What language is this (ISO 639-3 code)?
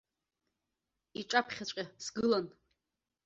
abk